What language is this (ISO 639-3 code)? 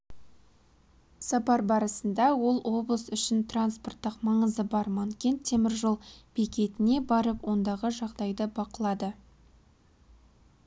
kaz